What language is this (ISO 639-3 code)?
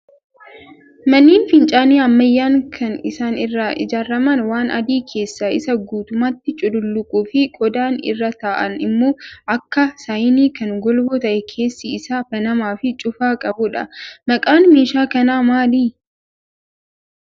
orm